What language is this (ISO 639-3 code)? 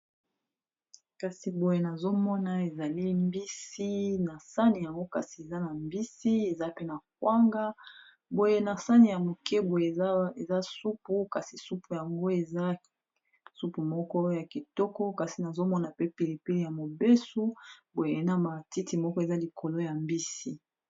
lin